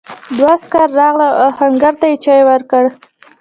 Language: Pashto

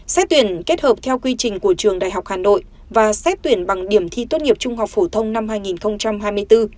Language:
Vietnamese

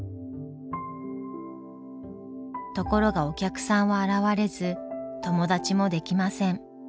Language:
Japanese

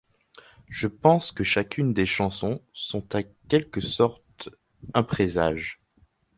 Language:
French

